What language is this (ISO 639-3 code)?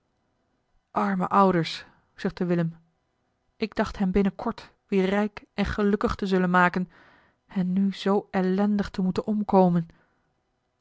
nld